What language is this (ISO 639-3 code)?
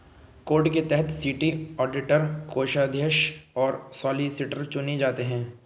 hin